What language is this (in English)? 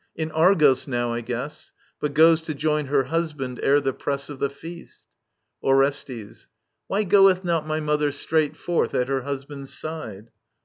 English